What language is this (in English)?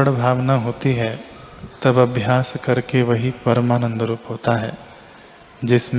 Hindi